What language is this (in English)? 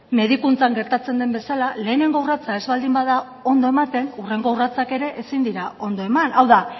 Basque